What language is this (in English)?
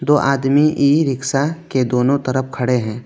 Hindi